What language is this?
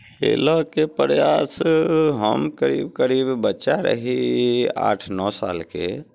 Maithili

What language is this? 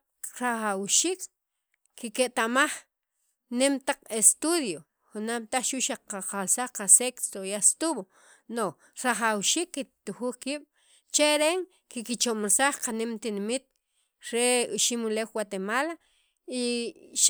Sacapulteco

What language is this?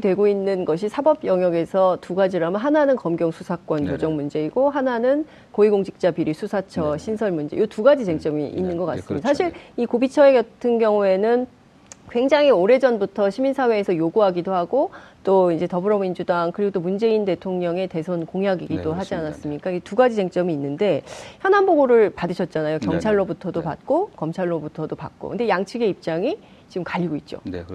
Korean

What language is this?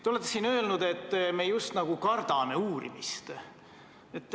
Estonian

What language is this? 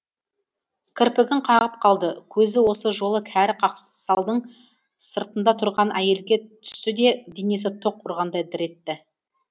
Kazakh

